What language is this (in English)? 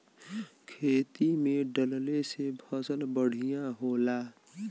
Bhojpuri